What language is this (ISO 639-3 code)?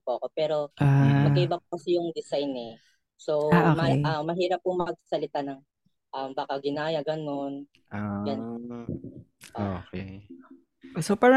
fil